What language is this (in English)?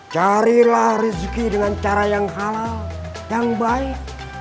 Indonesian